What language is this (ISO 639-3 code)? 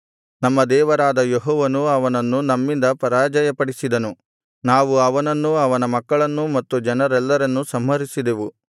kan